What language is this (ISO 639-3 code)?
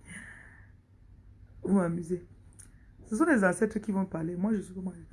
fra